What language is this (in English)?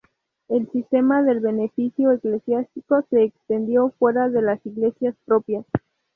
Spanish